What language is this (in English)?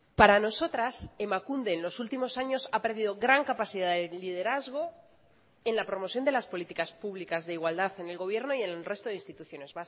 Spanish